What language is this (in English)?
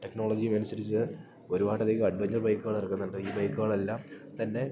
Malayalam